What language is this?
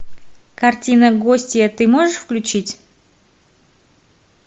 Russian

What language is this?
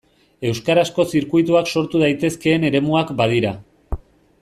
Basque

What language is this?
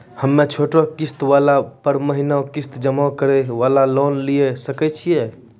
Maithili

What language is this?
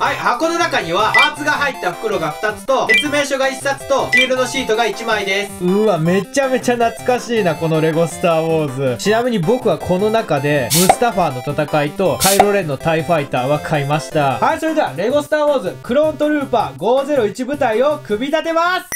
Japanese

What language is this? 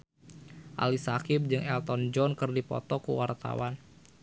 Sundanese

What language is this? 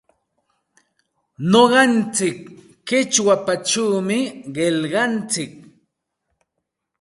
Santa Ana de Tusi Pasco Quechua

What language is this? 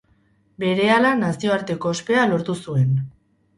Basque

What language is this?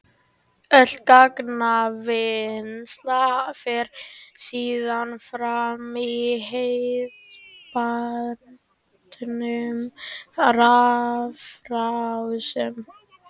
Icelandic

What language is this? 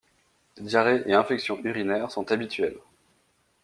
French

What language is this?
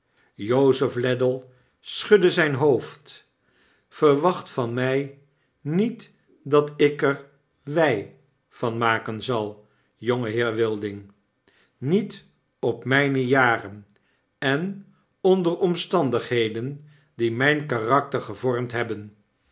Dutch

